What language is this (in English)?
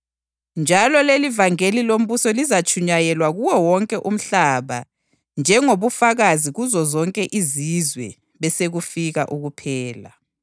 North Ndebele